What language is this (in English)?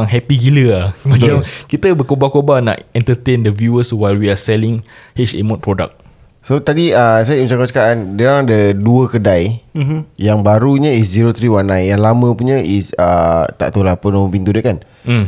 Malay